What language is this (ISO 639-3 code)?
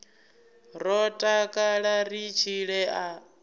ven